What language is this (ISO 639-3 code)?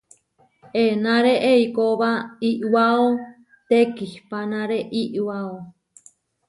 var